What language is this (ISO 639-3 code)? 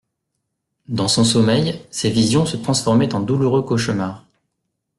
fra